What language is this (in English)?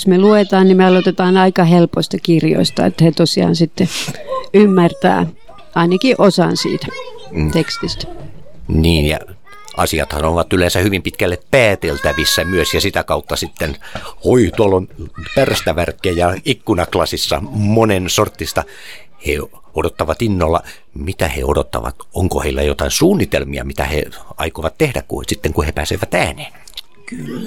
Finnish